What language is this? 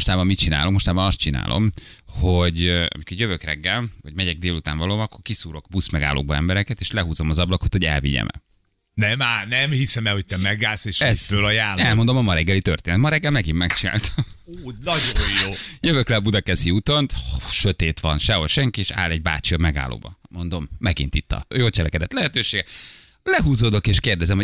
Hungarian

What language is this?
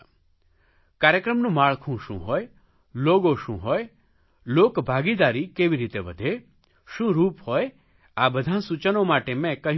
Gujarati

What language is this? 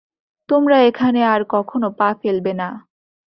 Bangla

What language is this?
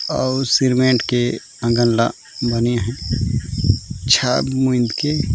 Chhattisgarhi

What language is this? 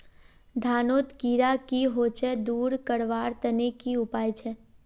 Magahi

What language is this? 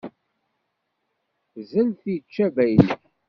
Kabyle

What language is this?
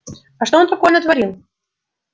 Russian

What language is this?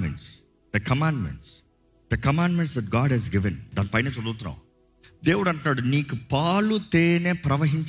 Telugu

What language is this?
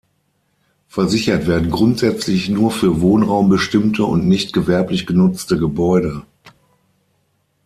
German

